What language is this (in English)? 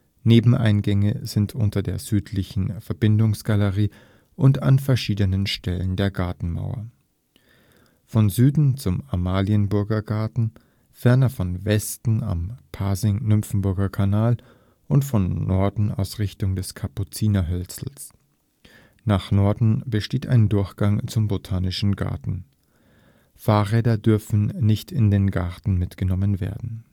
German